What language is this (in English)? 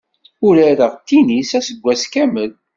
Kabyle